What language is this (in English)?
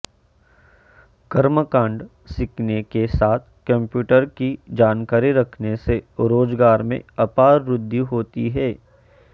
Sanskrit